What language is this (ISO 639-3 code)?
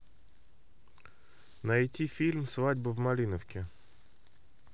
rus